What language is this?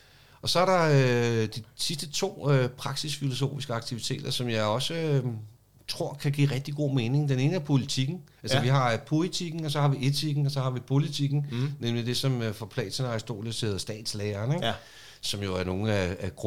Danish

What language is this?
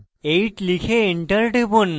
Bangla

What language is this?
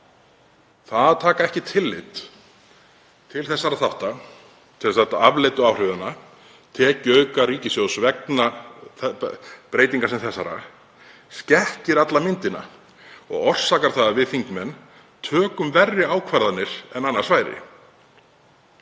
Icelandic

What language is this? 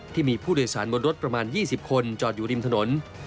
Thai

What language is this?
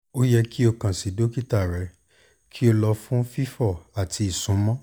Yoruba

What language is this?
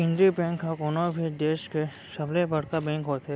Chhattisgarhi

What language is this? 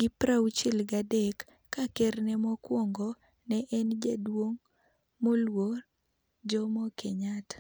Luo (Kenya and Tanzania)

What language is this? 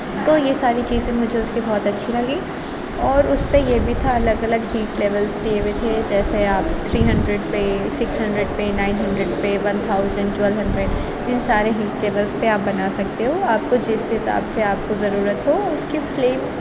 Urdu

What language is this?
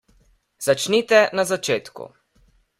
Slovenian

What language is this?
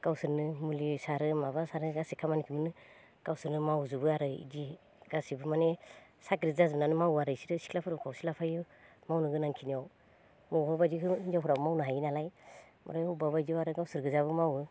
Bodo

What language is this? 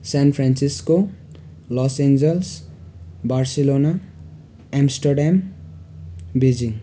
Nepali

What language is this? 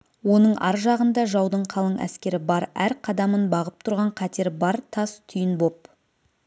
Kazakh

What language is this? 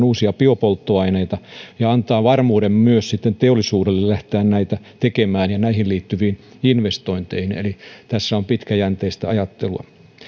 Finnish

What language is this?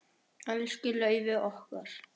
Icelandic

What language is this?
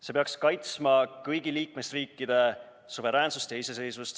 Estonian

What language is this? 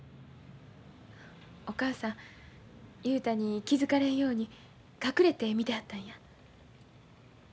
Japanese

